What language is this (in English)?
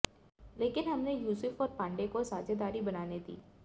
Hindi